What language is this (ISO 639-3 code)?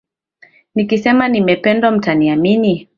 swa